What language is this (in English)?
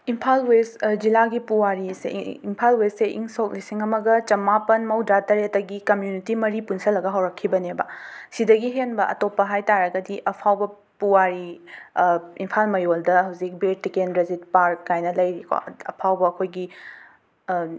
Manipuri